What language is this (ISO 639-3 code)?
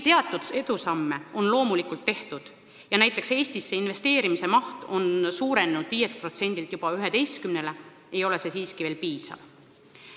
est